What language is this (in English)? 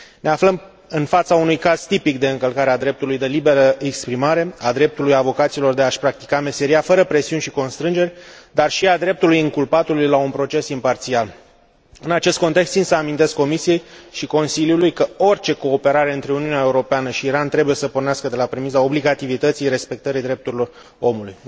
Romanian